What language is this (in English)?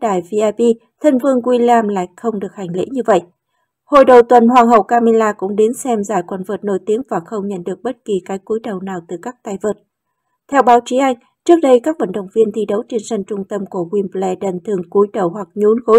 Vietnamese